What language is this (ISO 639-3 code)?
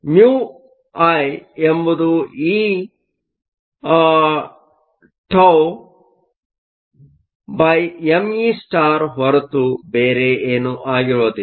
kan